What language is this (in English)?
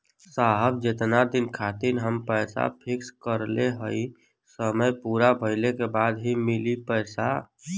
Bhojpuri